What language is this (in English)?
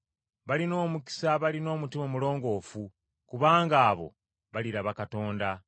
Ganda